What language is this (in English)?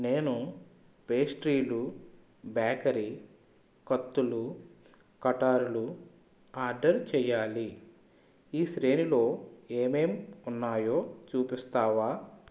Telugu